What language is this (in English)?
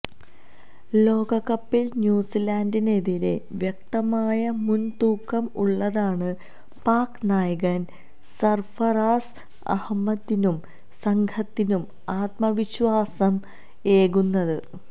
Malayalam